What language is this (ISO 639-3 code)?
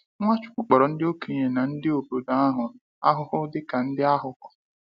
ibo